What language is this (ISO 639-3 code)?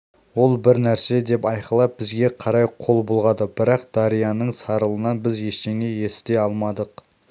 kaz